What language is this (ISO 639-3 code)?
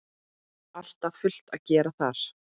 isl